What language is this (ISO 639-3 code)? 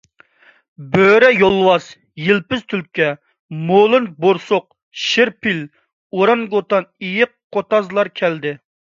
uig